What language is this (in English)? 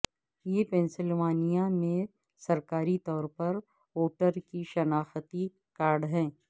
Urdu